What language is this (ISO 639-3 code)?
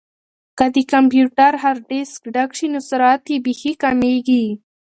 pus